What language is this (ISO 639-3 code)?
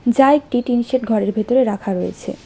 ben